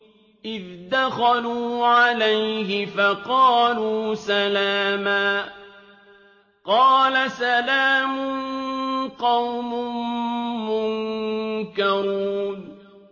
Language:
Arabic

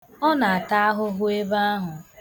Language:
Igbo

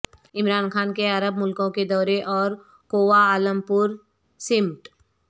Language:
Urdu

